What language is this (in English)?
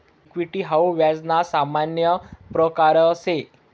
Marathi